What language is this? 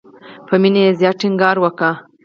Pashto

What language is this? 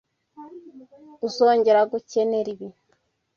Kinyarwanda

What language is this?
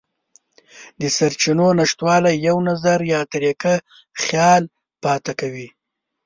Pashto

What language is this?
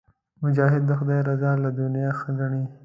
Pashto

